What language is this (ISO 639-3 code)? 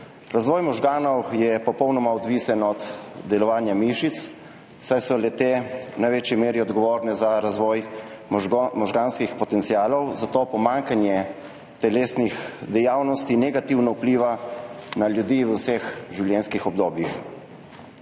slv